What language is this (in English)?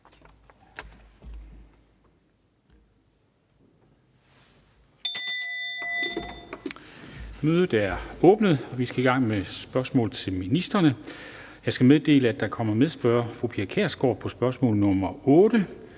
Danish